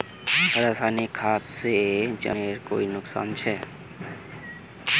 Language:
Magahi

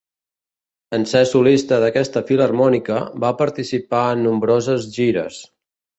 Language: Catalan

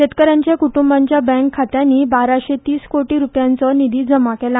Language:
Konkani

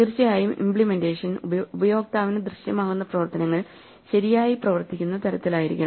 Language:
Malayalam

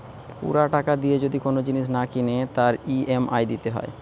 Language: Bangla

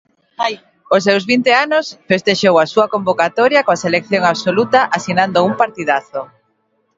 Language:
Galician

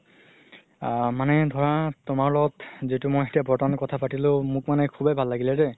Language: Assamese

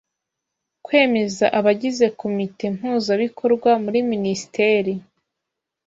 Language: Kinyarwanda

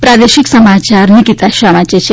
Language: Gujarati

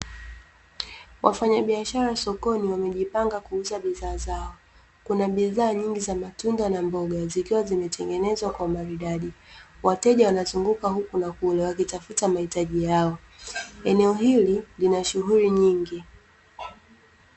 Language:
Swahili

